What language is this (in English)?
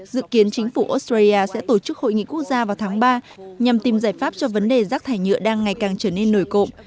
Vietnamese